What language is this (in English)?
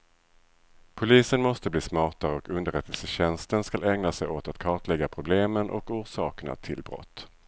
Swedish